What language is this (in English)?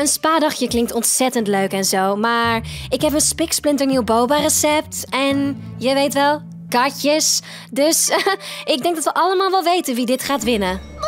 Dutch